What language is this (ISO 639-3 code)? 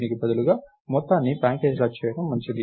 tel